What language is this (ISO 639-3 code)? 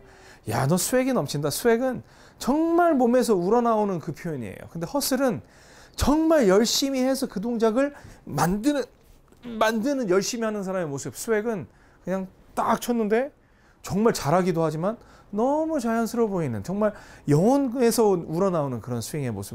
kor